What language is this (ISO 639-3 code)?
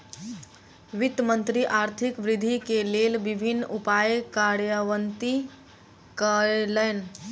mai